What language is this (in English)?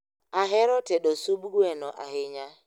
Luo (Kenya and Tanzania)